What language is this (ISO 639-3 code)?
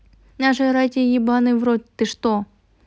rus